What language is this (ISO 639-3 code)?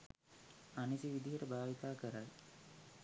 sin